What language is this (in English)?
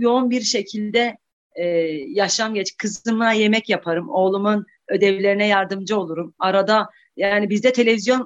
Turkish